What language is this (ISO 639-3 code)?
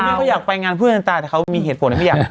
tha